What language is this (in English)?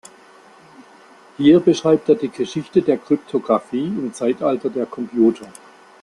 German